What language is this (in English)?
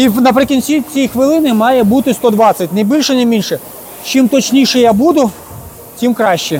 Ukrainian